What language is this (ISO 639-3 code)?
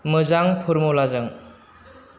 brx